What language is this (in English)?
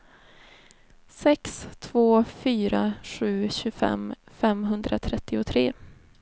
Swedish